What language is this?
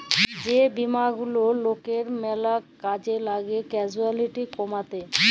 Bangla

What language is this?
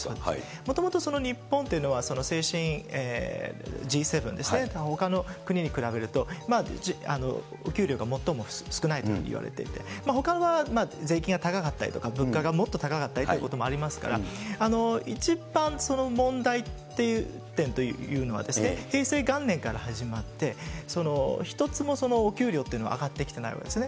Japanese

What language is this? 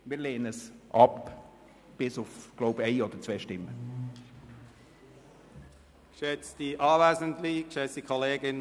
Swiss German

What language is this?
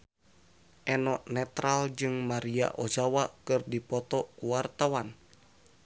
Sundanese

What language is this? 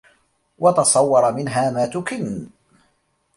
Arabic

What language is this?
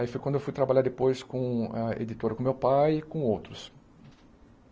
Portuguese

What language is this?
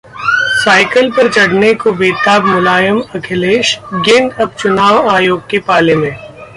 Hindi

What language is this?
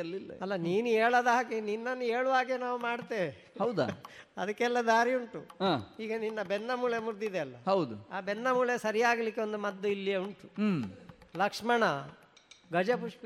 Kannada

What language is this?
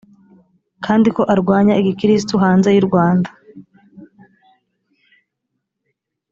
Kinyarwanda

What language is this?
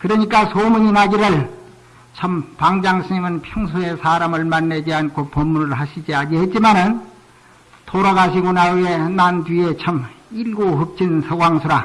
Korean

